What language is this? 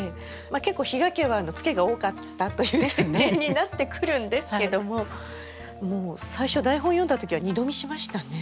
Japanese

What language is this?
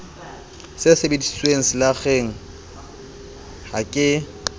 Southern Sotho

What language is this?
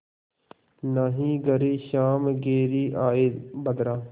Hindi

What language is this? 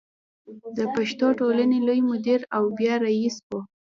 Pashto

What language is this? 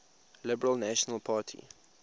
English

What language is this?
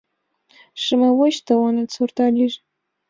Mari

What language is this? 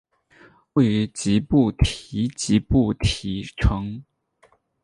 Chinese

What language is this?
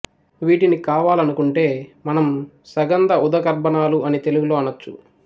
Telugu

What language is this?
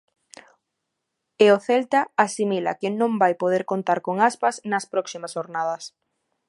Galician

